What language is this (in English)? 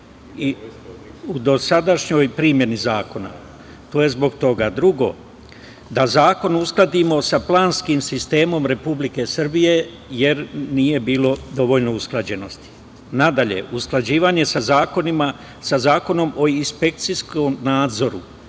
Serbian